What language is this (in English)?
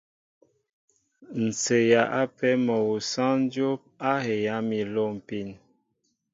Mbo (Cameroon)